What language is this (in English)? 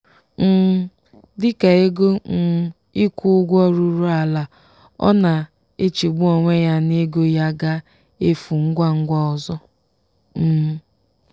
Igbo